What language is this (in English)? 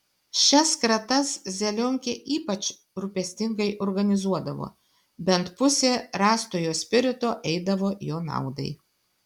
Lithuanian